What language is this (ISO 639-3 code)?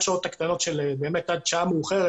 heb